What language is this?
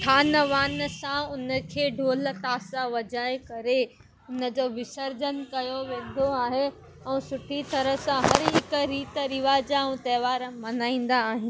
Sindhi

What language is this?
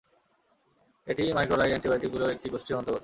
Bangla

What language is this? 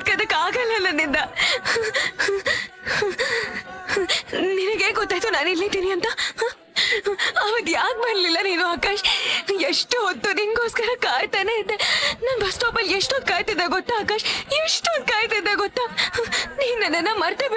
Kannada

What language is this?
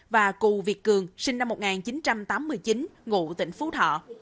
Vietnamese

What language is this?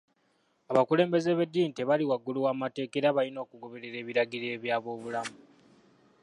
Ganda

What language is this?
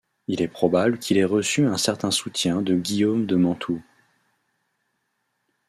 French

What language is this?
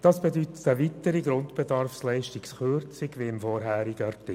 Swiss German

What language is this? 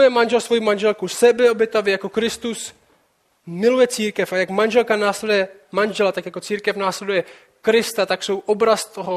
Czech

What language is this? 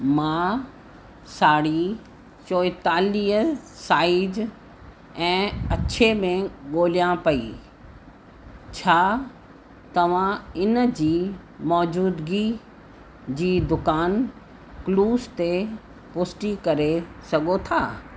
Sindhi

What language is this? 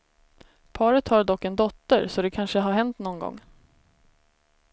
Swedish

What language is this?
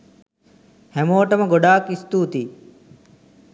Sinhala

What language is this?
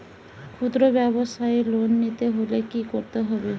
Bangla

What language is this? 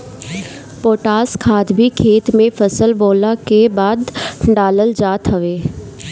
Bhojpuri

